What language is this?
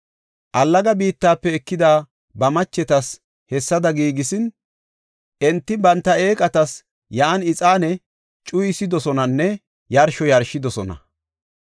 Gofa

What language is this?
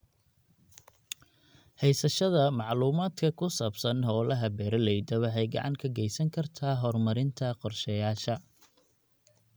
Somali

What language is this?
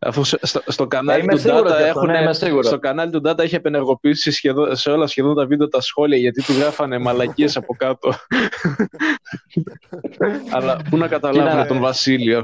Greek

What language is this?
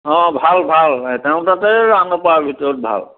Assamese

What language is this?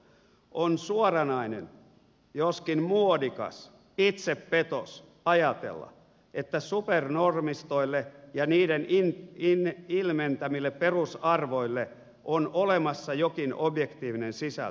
Finnish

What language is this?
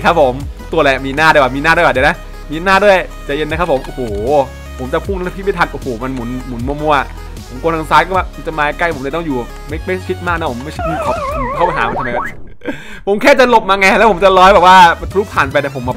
Thai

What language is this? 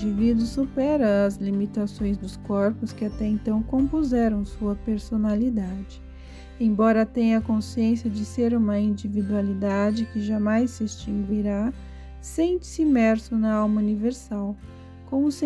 Portuguese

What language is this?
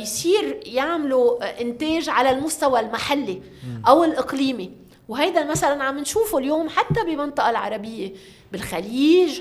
Arabic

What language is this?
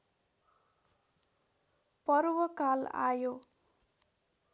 Nepali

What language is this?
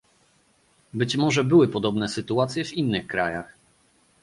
Polish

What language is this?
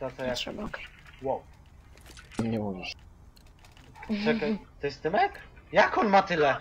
Polish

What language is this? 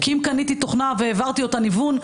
Hebrew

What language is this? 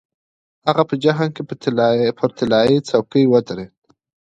Pashto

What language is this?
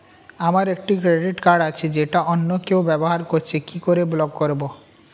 Bangla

